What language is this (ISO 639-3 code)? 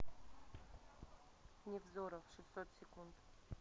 rus